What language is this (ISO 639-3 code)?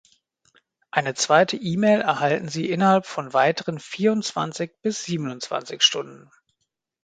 deu